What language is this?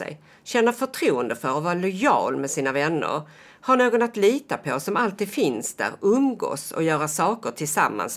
Swedish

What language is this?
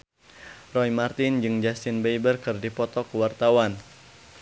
Sundanese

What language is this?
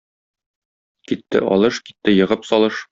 Tatar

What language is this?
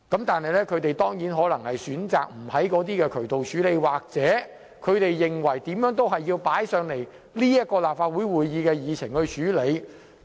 Cantonese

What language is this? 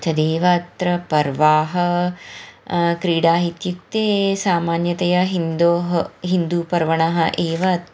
Sanskrit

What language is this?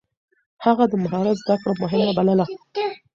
Pashto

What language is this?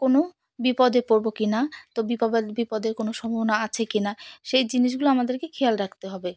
Bangla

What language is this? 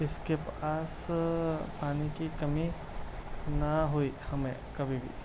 Urdu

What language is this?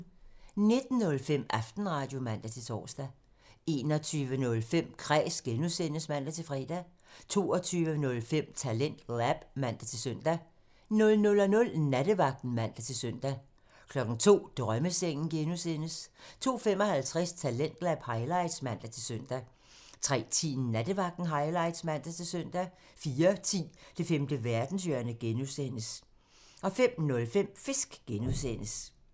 Danish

